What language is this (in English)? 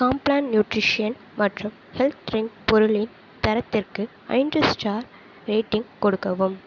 Tamil